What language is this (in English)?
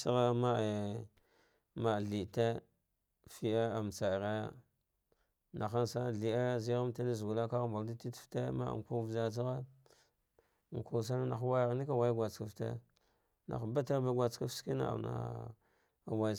Dghwede